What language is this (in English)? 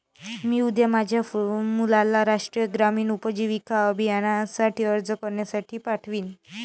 Marathi